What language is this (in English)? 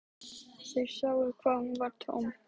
Icelandic